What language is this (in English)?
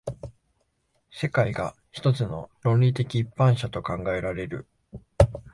Japanese